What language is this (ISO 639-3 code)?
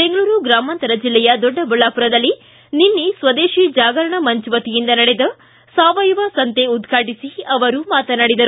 kan